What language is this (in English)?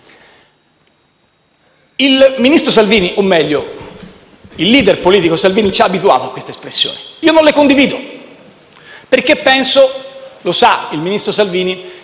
Italian